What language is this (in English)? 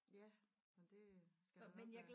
Danish